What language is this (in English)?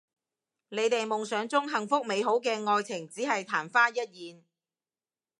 Cantonese